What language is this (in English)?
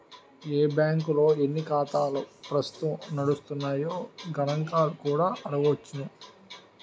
Telugu